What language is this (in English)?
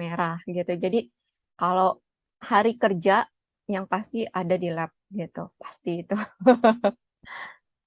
Indonesian